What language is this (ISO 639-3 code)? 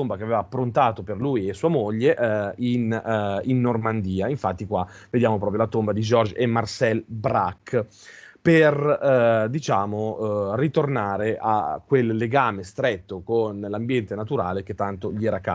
ita